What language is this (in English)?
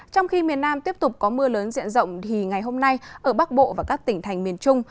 Vietnamese